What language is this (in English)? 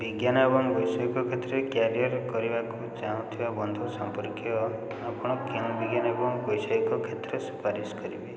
Odia